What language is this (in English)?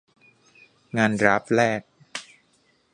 Thai